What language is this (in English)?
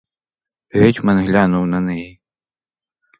Ukrainian